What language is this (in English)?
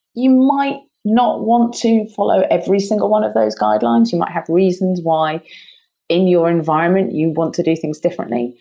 English